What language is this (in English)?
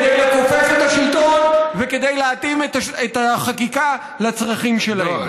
Hebrew